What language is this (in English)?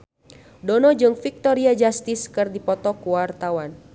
Sundanese